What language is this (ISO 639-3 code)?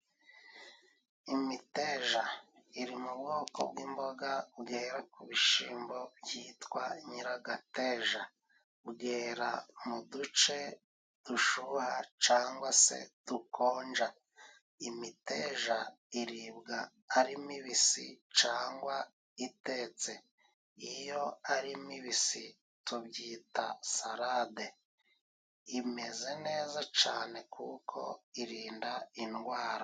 kin